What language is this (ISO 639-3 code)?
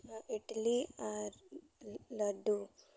sat